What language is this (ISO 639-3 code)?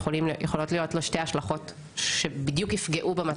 heb